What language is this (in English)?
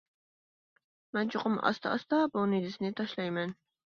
Uyghur